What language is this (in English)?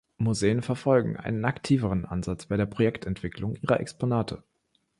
German